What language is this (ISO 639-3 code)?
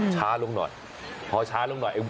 tha